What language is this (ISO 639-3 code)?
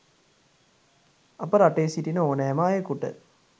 sin